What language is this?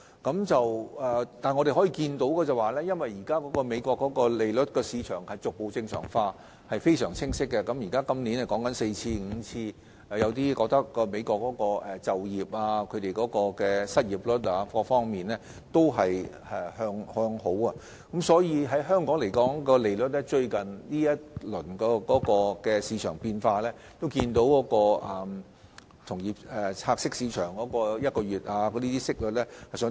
Cantonese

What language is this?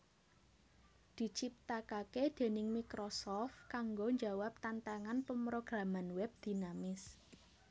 Javanese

